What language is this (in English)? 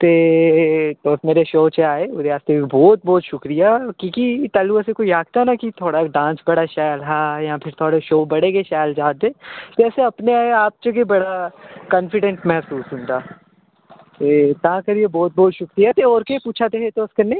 Dogri